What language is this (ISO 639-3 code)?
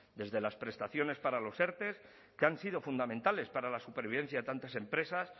spa